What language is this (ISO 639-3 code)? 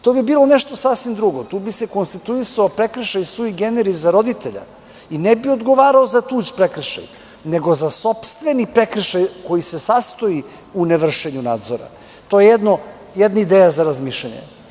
srp